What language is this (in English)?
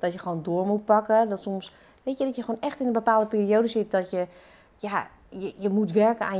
Dutch